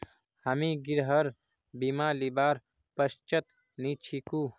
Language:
Magahi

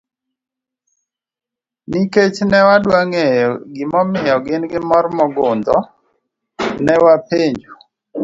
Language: Luo (Kenya and Tanzania)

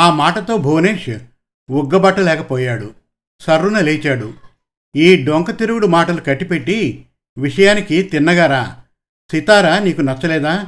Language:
Telugu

